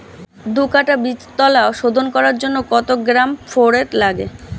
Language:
Bangla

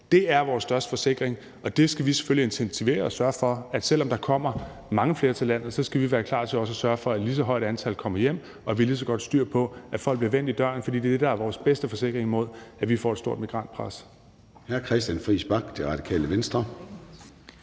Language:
Danish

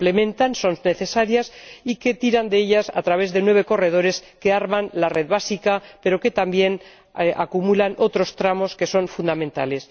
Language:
Spanish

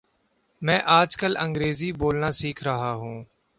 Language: Urdu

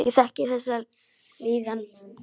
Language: Icelandic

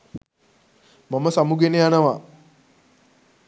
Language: Sinhala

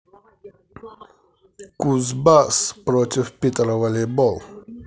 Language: Russian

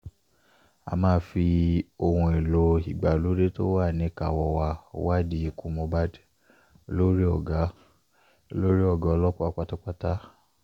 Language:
Yoruba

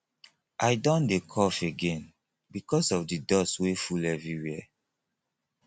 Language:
Nigerian Pidgin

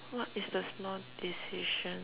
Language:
English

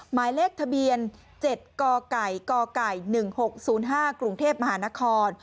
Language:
Thai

